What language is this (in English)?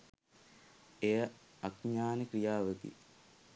Sinhala